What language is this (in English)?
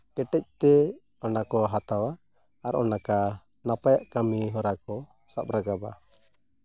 Santali